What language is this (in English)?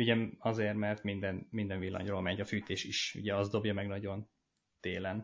Hungarian